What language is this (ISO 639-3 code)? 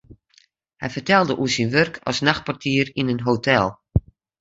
fry